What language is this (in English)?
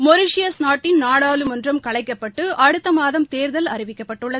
Tamil